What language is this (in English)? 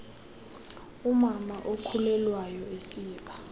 Xhosa